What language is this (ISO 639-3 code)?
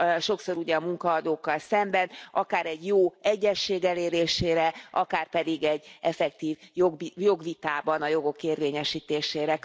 hun